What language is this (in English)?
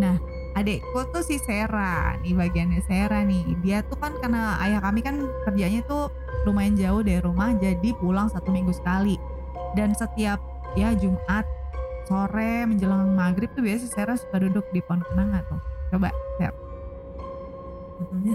Indonesian